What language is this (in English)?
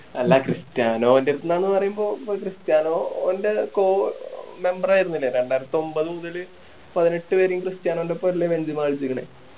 Malayalam